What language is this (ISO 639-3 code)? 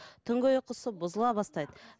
kaz